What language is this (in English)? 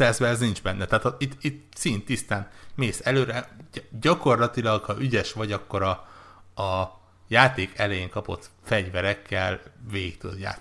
Hungarian